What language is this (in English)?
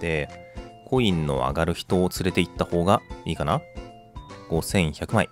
Japanese